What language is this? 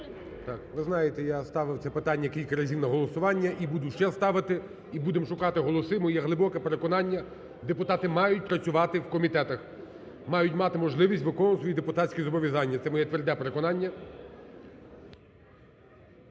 Ukrainian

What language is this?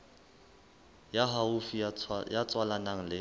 Southern Sotho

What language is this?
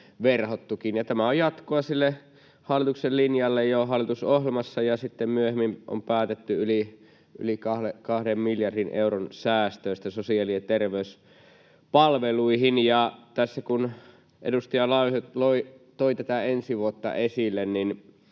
Finnish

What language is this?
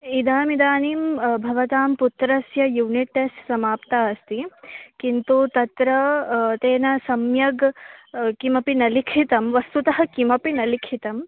Sanskrit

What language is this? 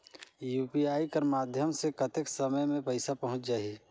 Chhattisgarhi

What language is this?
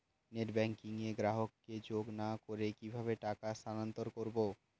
Bangla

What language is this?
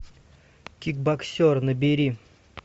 Russian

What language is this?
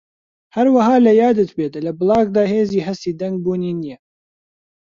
Central Kurdish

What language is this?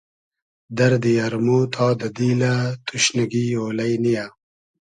Hazaragi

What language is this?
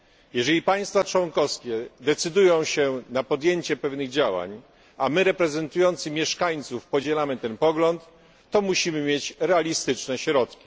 Polish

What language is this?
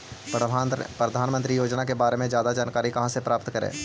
Magahi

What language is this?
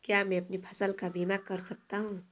Hindi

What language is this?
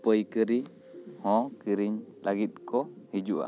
Santali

